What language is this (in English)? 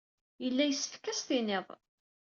Kabyle